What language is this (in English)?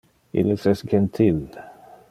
Interlingua